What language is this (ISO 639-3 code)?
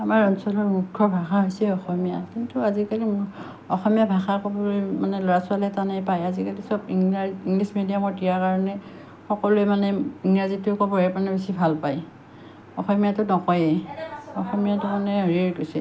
asm